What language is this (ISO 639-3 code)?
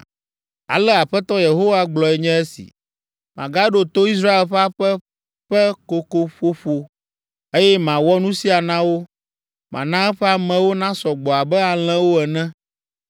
ewe